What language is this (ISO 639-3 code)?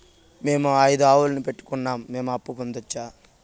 tel